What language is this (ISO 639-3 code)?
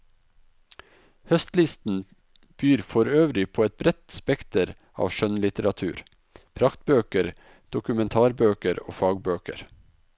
nor